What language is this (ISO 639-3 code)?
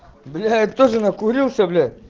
rus